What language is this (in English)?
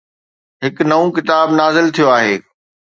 Sindhi